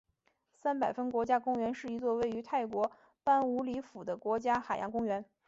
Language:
Chinese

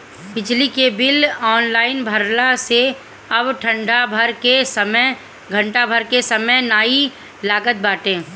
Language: Bhojpuri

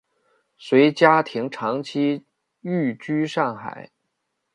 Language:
Chinese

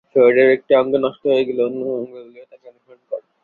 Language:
Bangla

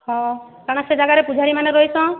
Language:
Odia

